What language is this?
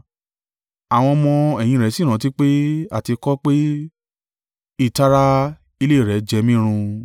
Yoruba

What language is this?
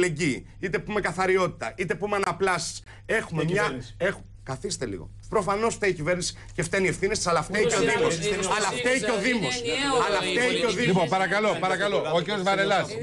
Greek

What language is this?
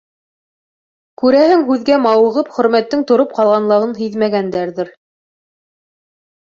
Bashkir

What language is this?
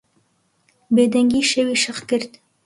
Central Kurdish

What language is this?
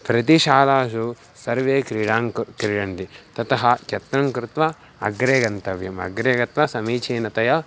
Sanskrit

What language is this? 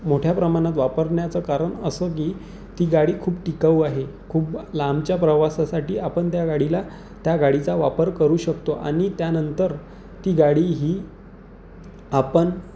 Marathi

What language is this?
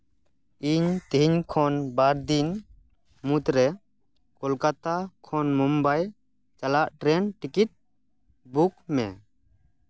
Santali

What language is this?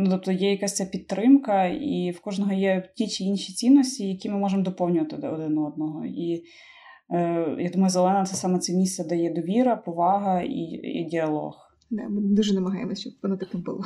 Ukrainian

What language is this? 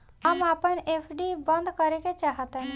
Bhojpuri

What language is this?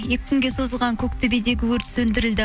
Kazakh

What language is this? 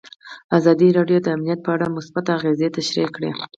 Pashto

